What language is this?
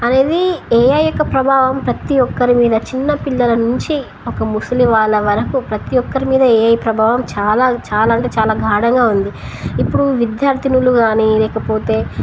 Telugu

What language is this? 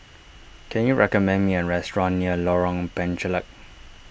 English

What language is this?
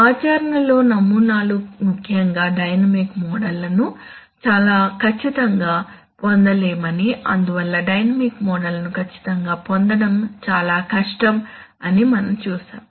Telugu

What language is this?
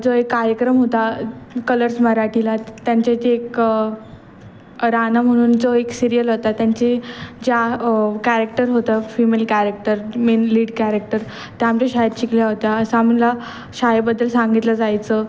Marathi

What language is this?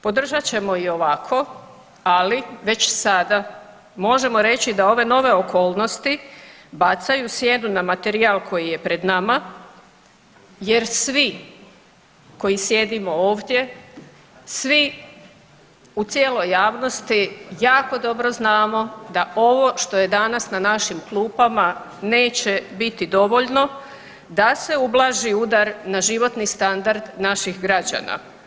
Croatian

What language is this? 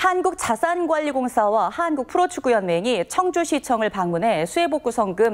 Korean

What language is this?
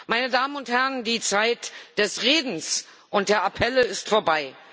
German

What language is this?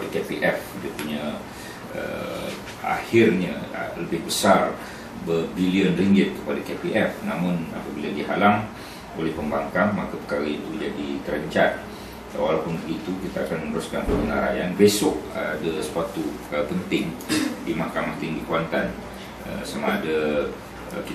Malay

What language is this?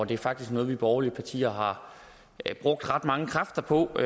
Danish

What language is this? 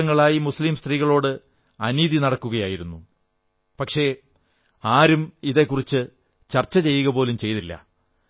Malayalam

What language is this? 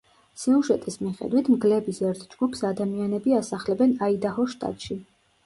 Georgian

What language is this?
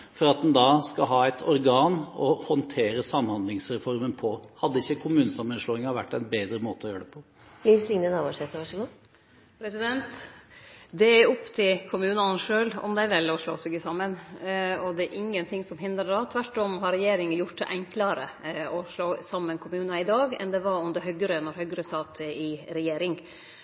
Norwegian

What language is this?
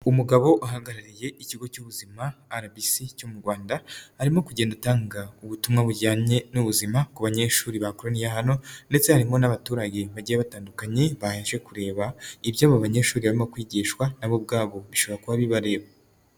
Kinyarwanda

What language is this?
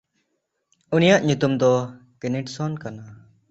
Santali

